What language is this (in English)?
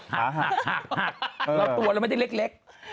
Thai